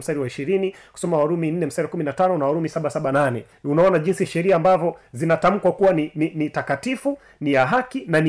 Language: Swahili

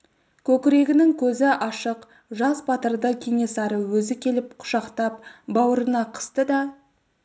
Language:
Kazakh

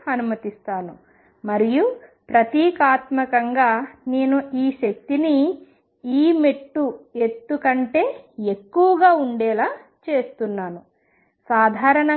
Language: Telugu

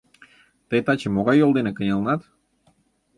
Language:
Mari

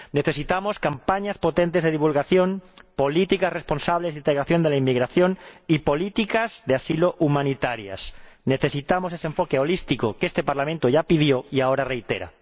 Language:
Spanish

